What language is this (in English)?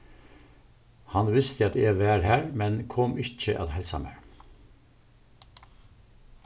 Faroese